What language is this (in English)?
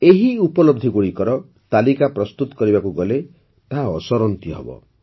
Odia